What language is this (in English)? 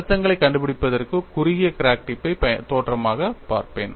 Tamil